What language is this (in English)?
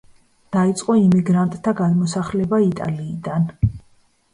Georgian